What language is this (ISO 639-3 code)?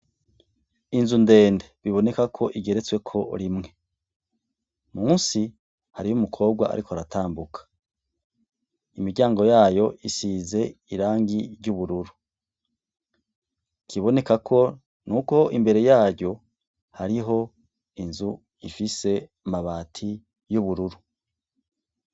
run